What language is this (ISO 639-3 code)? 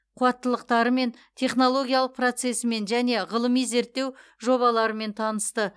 kaz